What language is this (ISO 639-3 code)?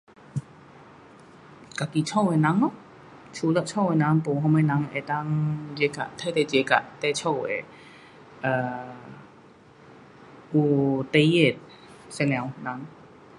cpx